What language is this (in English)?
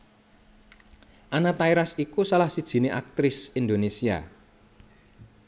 Javanese